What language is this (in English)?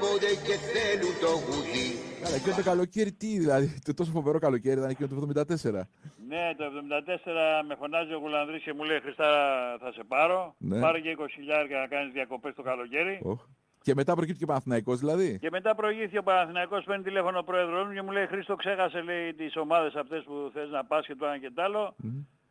Greek